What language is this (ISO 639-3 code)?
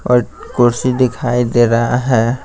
hin